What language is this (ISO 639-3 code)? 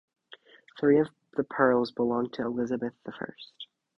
eng